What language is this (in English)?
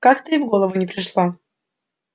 Russian